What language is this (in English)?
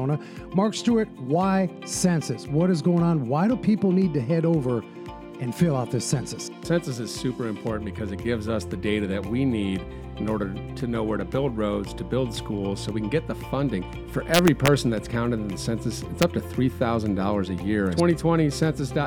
English